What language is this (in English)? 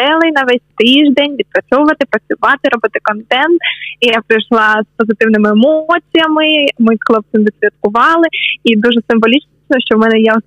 Ukrainian